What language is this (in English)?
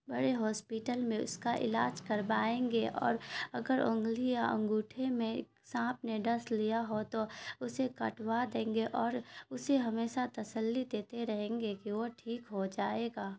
Urdu